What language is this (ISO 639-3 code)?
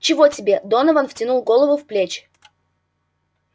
rus